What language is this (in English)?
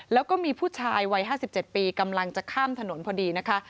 Thai